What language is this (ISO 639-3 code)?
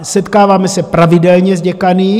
ces